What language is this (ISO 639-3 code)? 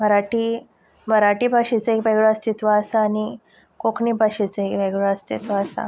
kok